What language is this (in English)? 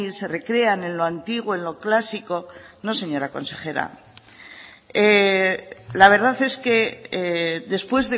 Spanish